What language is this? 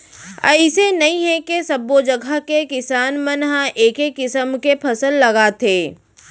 Chhattisgarhi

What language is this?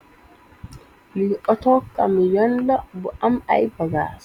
Wolof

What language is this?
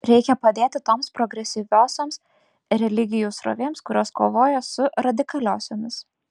Lithuanian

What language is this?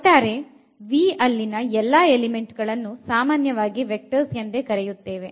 Kannada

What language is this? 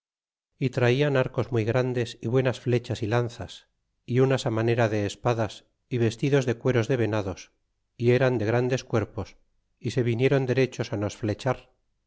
Spanish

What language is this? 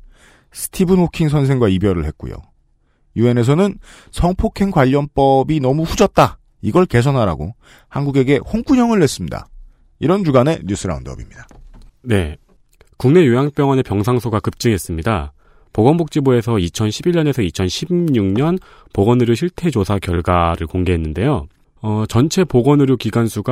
Korean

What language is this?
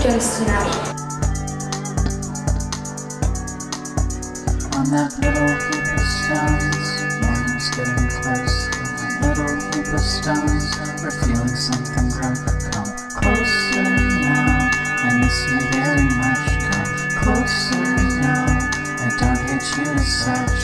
Dutch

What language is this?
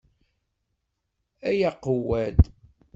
Kabyle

